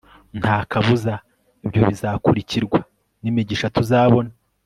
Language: Kinyarwanda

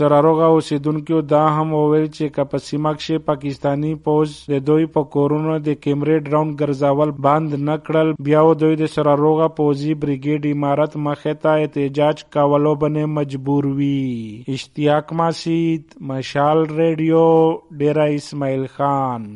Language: Urdu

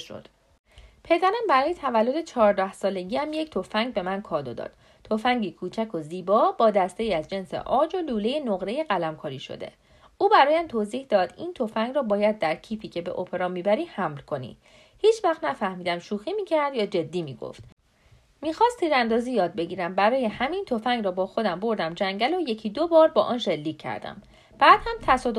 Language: Persian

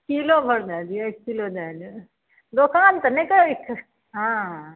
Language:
Maithili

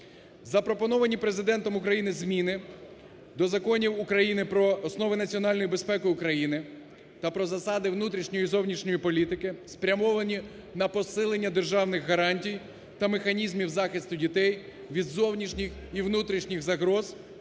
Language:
Ukrainian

